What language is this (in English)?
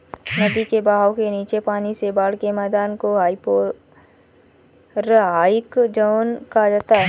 Hindi